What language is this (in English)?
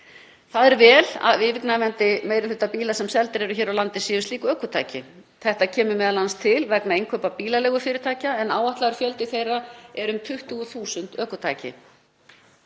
Icelandic